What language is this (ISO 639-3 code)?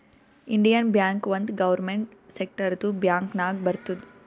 kan